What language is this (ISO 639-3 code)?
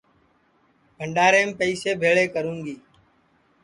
ssi